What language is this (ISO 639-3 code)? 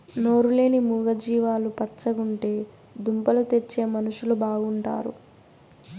tel